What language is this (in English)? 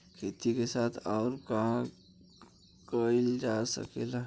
Bhojpuri